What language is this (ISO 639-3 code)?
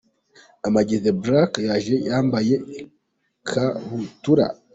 kin